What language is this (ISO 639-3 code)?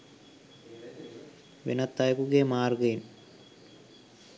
sin